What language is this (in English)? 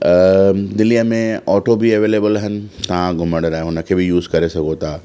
Sindhi